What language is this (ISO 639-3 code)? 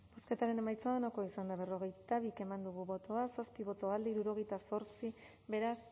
eus